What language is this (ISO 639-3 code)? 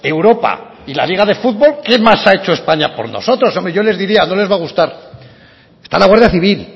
spa